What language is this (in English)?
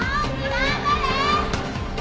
Japanese